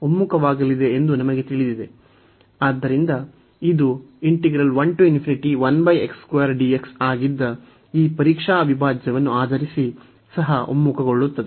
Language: Kannada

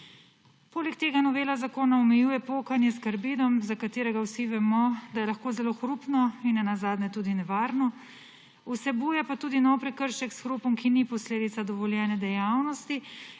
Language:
Slovenian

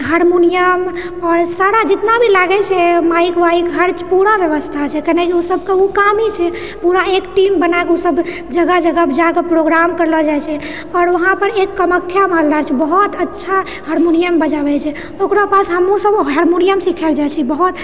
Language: Maithili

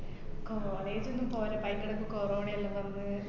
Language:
Malayalam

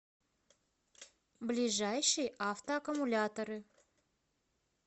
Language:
Russian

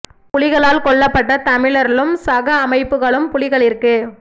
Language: Tamil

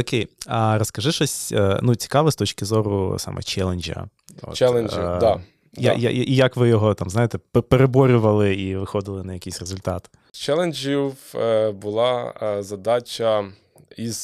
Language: Ukrainian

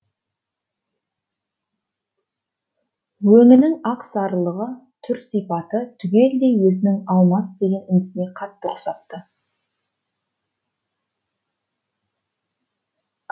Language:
Kazakh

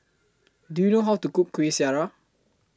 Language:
English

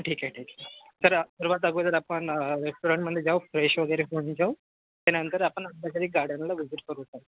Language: Marathi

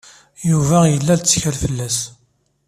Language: Kabyle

